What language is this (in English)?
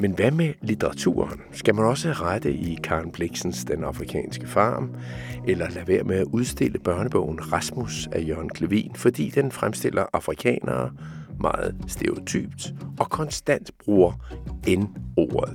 Danish